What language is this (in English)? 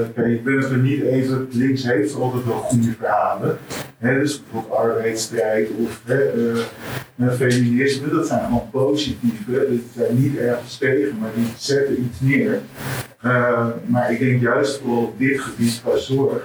Dutch